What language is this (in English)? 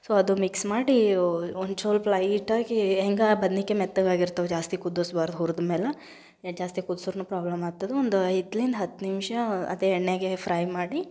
Kannada